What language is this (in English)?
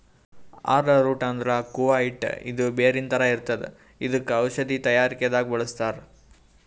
Kannada